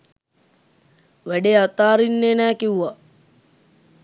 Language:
Sinhala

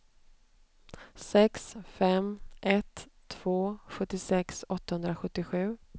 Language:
Swedish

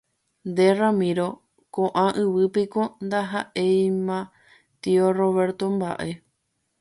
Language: Guarani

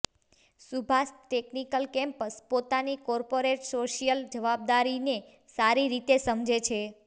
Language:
Gujarati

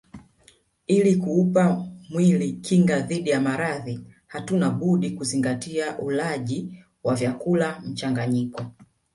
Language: Swahili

